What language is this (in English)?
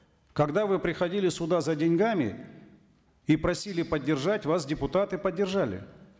Kazakh